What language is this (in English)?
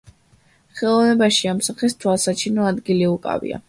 Georgian